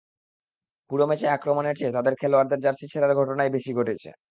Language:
Bangla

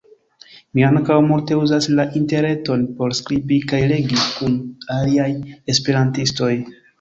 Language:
Esperanto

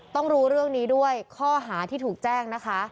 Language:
Thai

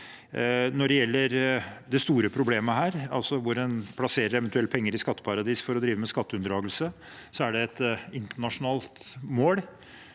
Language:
Norwegian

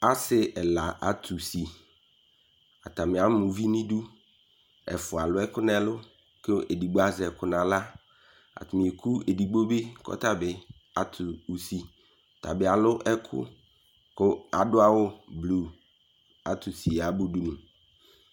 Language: Ikposo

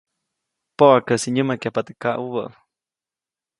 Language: Copainalá Zoque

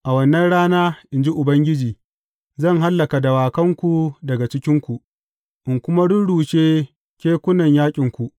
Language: Hausa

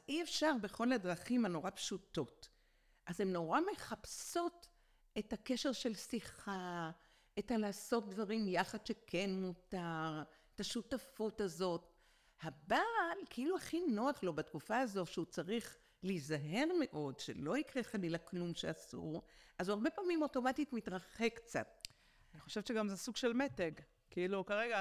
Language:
Hebrew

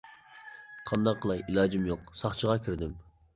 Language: Uyghur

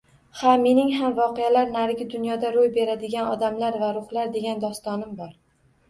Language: Uzbek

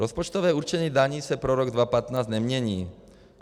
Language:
Czech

